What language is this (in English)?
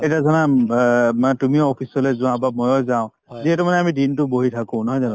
Assamese